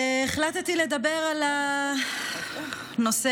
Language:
Hebrew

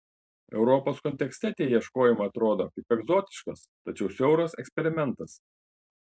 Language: Lithuanian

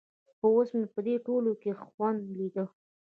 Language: Pashto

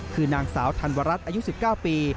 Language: Thai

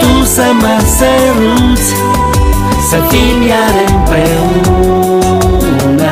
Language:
Romanian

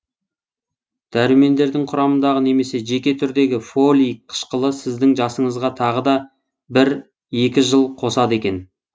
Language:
Kazakh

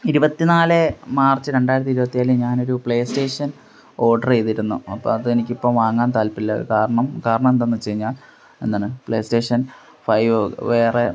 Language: Malayalam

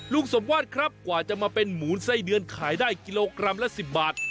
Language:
Thai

